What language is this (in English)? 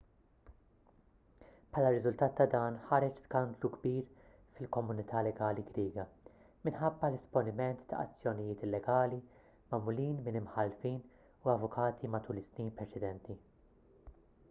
Maltese